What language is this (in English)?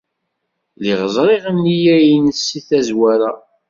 Kabyle